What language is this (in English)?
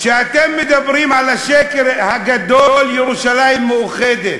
Hebrew